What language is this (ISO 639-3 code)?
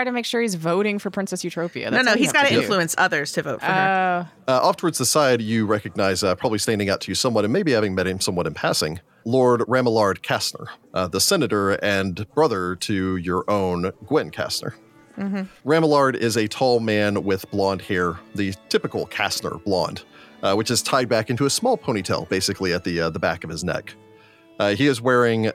eng